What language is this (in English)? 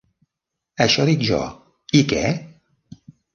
Catalan